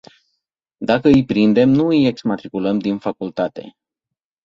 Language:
Romanian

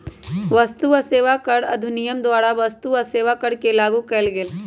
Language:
Magahi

